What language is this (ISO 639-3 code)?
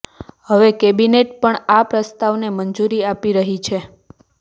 guj